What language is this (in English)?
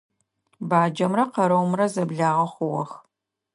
Adyghe